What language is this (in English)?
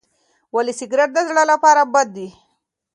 Pashto